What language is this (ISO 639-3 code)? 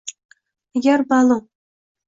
uzb